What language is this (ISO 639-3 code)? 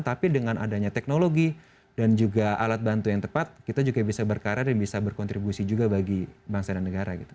ind